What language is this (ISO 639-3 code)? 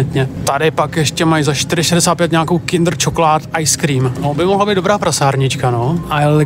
ces